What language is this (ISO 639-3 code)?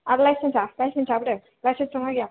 brx